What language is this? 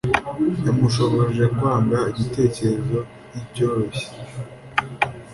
Kinyarwanda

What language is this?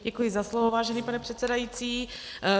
Czech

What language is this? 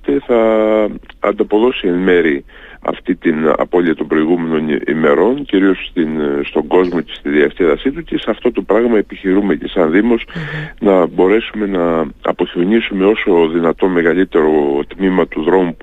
Greek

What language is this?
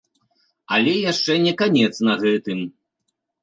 Belarusian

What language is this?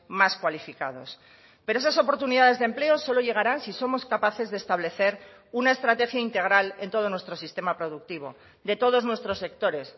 Spanish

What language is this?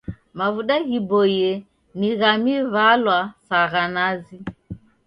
Taita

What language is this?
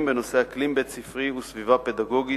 Hebrew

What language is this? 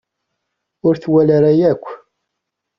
Kabyle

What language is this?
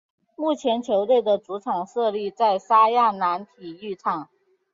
Chinese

